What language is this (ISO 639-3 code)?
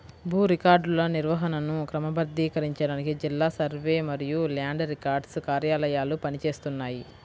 tel